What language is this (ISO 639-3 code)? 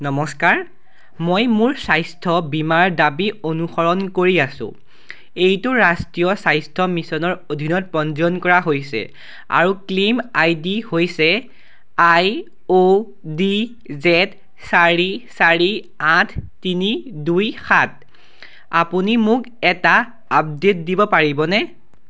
asm